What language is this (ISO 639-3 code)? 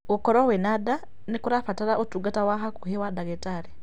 kik